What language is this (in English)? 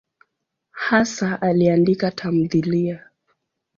Swahili